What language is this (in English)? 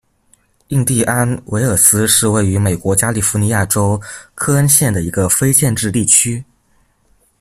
Chinese